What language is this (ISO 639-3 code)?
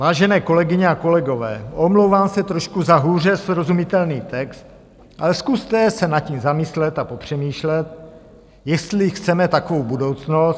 ces